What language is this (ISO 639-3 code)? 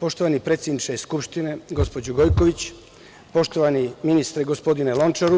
srp